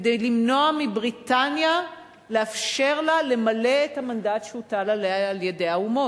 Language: Hebrew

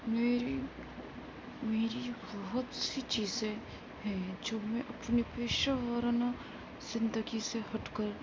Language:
Urdu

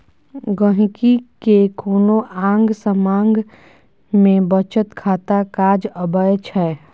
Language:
Maithili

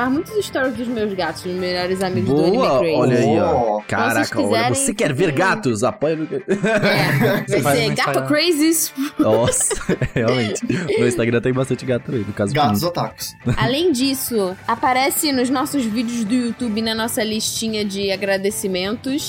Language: Portuguese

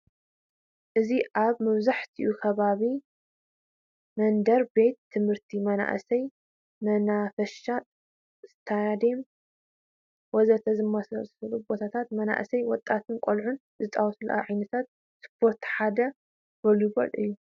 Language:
Tigrinya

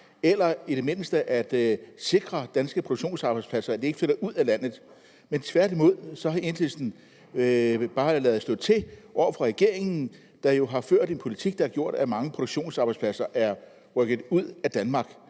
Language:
Danish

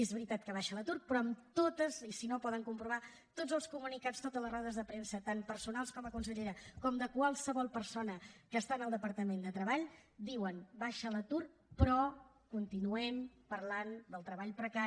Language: Catalan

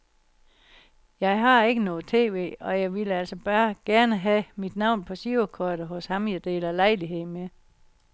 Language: Danish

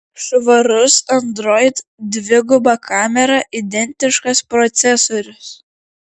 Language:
Lithuanian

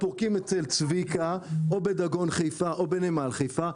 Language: Hebrew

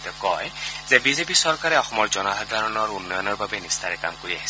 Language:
Assamese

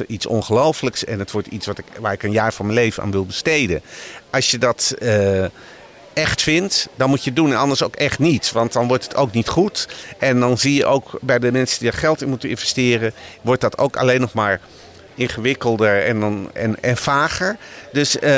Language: Dutch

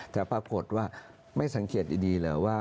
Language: Thai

